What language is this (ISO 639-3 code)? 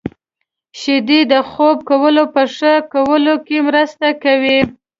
pus